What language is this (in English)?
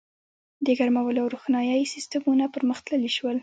Pashto